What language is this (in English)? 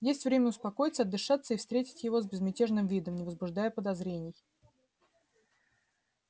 Russian